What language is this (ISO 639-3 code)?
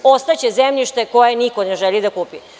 srp